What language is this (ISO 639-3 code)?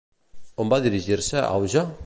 cat